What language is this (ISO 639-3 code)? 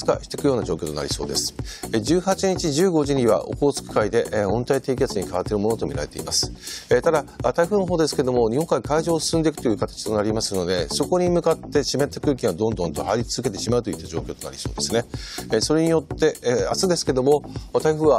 jpn